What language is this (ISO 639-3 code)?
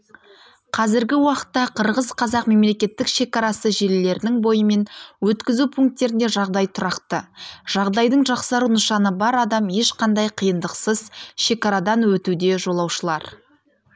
kaz